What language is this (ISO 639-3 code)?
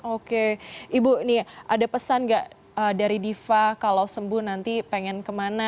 ind